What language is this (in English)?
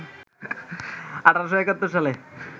Bangla